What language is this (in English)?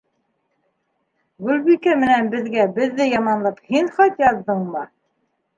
Bashkir